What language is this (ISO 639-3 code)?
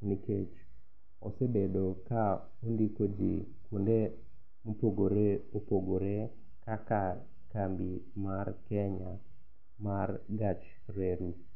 luo